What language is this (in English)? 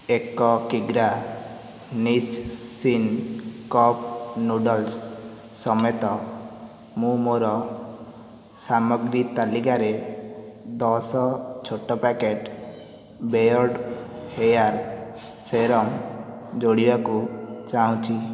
Odia